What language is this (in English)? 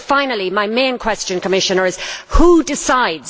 English